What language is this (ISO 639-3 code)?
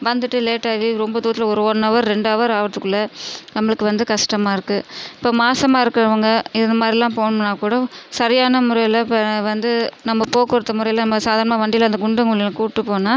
tam